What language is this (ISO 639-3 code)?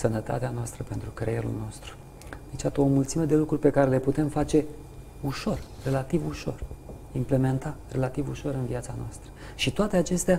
ron